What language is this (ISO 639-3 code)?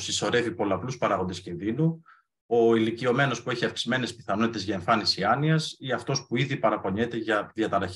ell